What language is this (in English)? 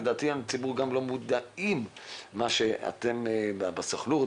Hebrew